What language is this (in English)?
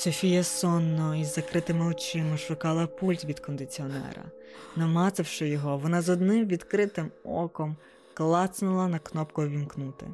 Ukrainian